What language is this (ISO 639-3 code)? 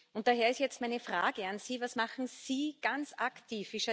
deu